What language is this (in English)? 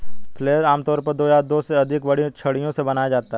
Hindi